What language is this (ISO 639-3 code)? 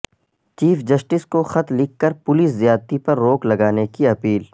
urd